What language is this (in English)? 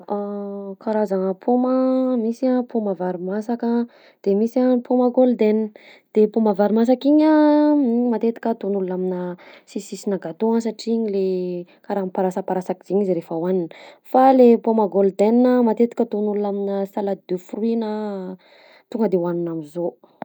Southern Betsimisaraka Malagasy